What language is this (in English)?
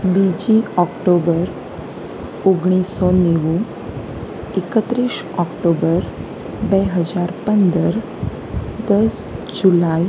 Gujarati